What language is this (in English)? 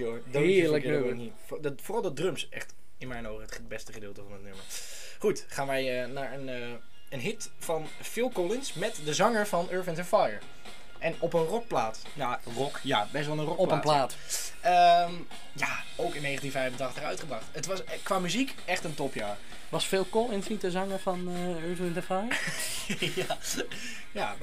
Dutch